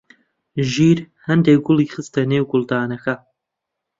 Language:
Central Kurdish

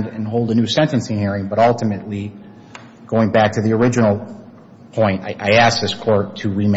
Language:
English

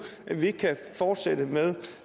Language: Danish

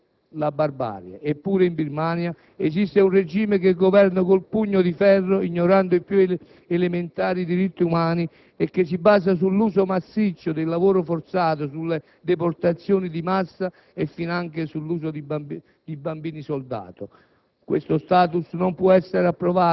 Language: Italian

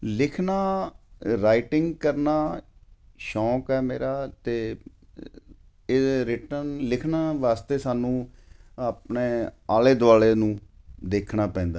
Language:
Punjabi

